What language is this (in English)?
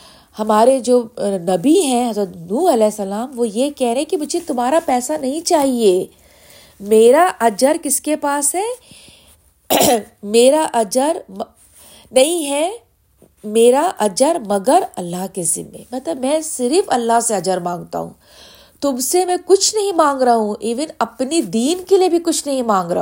Urdu